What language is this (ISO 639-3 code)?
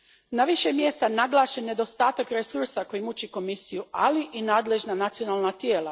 hrv